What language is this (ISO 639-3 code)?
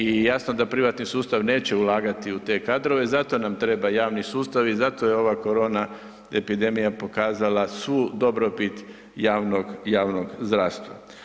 hrv